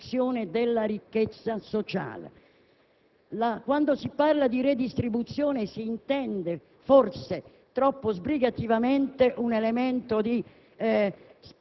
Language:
Italian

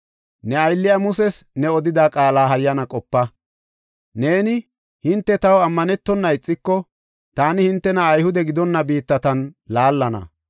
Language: Gofa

